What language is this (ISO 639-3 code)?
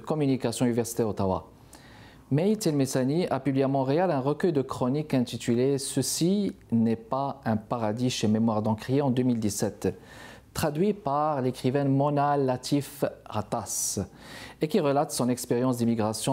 fra